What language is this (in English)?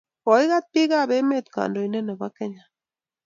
Kalenjin